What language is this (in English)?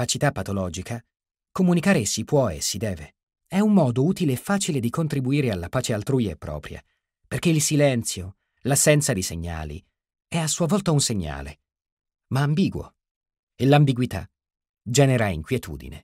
Italian